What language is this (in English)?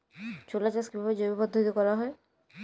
Bangla